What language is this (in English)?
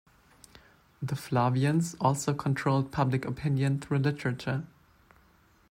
English